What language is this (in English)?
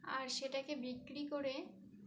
Bangla